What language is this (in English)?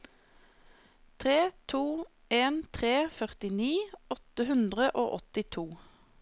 Norwegian